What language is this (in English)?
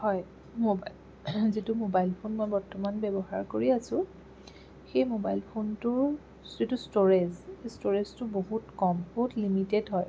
Assamese